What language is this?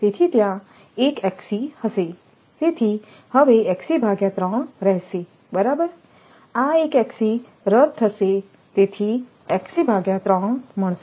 Gujarati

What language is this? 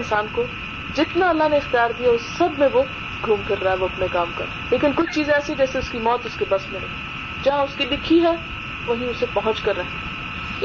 Urdu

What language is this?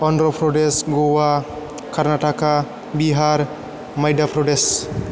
Bodo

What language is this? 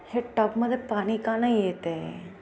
Marathi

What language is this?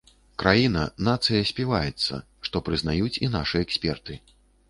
Belarusian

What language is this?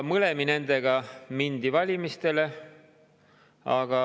Estonian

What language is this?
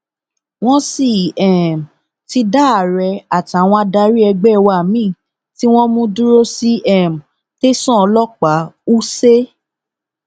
Yoruba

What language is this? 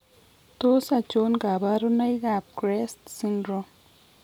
Kalenjin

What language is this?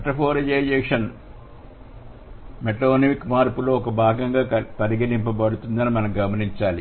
Telugu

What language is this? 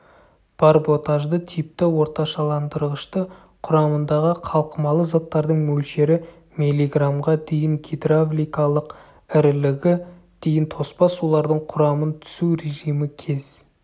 Kazakh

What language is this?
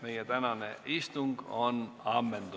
Estonian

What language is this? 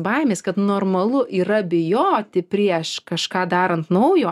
Lithuanian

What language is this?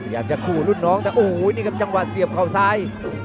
Thai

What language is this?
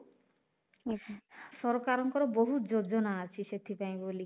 Odia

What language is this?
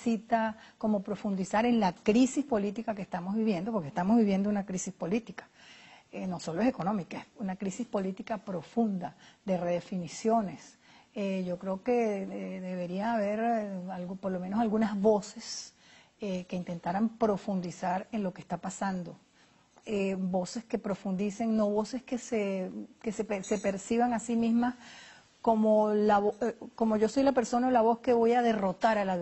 Spanish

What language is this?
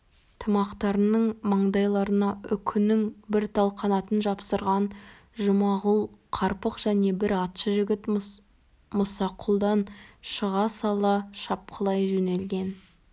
Kazakh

